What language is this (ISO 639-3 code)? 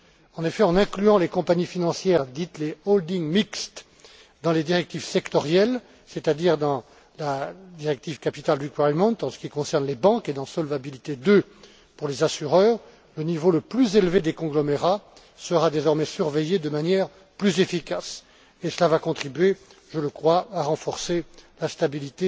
fra